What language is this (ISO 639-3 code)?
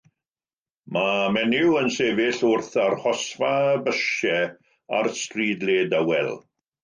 cym